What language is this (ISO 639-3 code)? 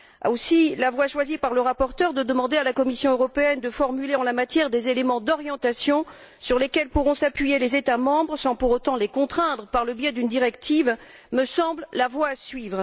fra